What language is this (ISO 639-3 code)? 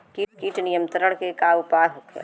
bho